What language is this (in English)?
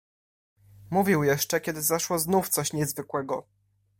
Polish